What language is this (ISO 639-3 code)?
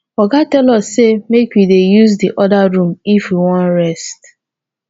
pcm